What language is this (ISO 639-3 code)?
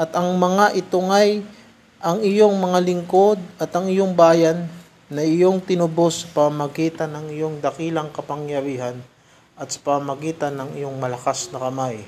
fil